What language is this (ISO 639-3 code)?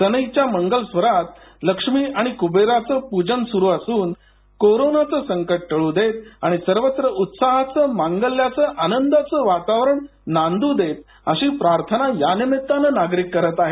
mar